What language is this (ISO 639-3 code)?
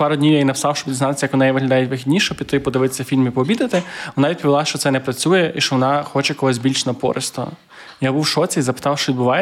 ukr